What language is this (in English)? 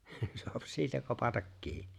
Finnish